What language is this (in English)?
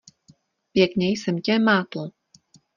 Czech